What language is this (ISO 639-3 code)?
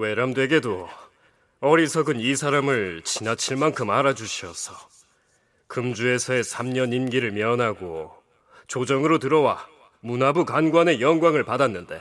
kor